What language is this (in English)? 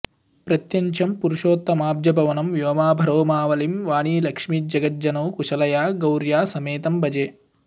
Sanskrit